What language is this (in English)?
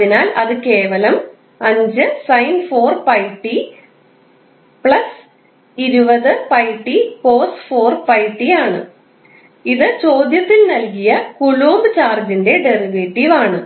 Malayalam